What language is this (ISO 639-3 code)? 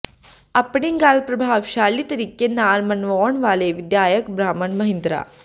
pan